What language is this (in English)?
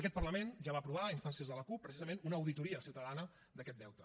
Catalan